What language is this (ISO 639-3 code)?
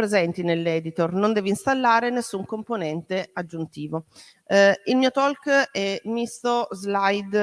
ita